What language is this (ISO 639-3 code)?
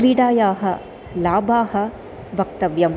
san